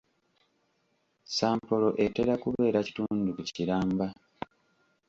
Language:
Ganda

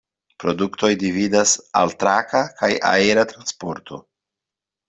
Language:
Esperanto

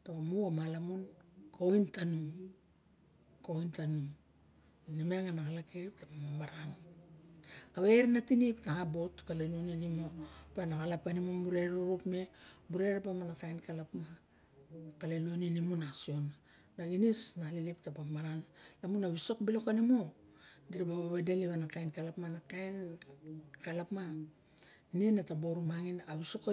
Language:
Barok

